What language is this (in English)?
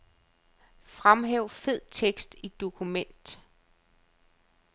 Danish